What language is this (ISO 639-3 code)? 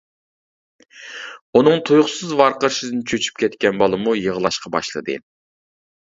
uig